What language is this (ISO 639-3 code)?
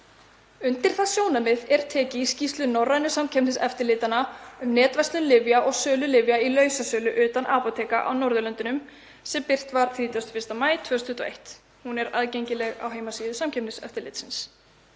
isl